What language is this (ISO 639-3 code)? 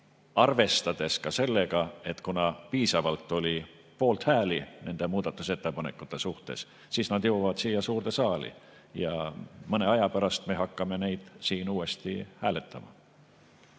est